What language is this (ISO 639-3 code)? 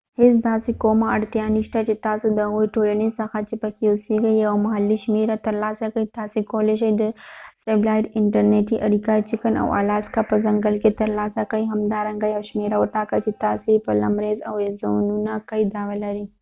pus